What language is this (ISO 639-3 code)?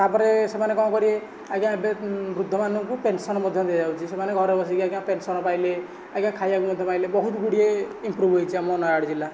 ori